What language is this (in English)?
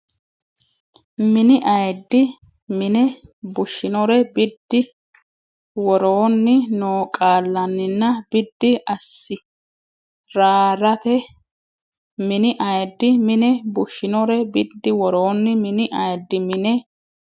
Sidamo